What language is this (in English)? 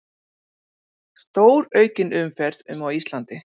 Icelandic